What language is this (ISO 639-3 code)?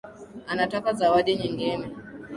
swa